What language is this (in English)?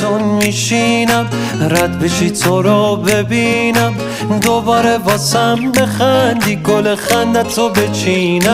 Persian